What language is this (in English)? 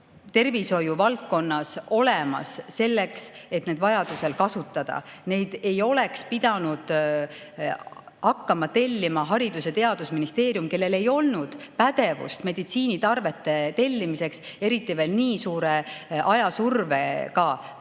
Estonian